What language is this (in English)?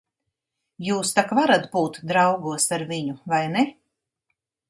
Latvian